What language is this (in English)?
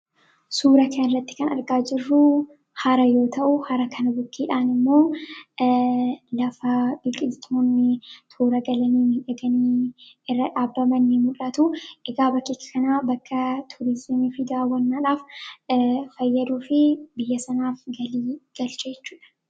Oromo